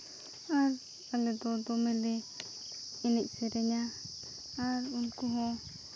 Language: Santali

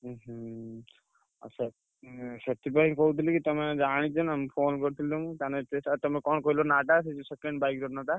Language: Odia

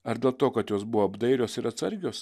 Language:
Lithuanian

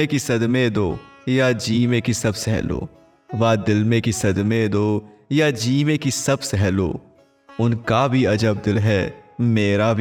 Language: Hindi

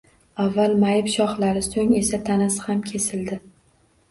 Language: Uzbek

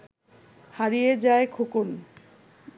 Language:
Bangla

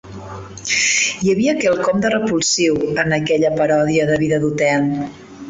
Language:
Catalan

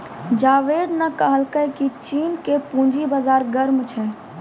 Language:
Maithili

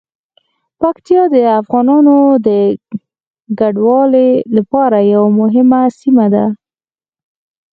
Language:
Pashto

